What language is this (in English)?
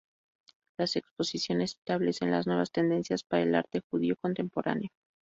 Spanish